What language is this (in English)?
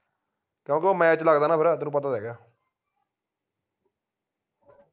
Punjabi